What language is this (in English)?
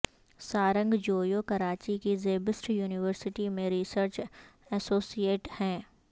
Urdu